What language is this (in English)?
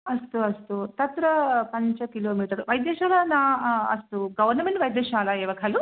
Sanskrit